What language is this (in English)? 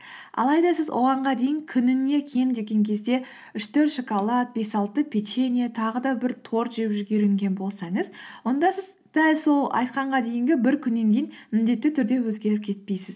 Kazakh